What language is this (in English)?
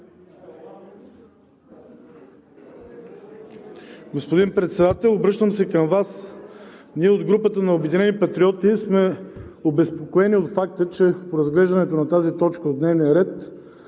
Bulgarian